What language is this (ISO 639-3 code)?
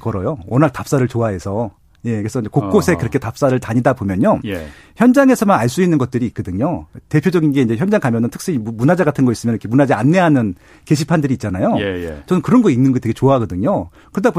kor